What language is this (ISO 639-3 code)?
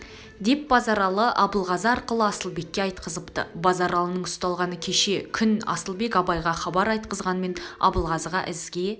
kaz